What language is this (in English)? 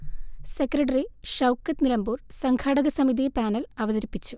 Malayalam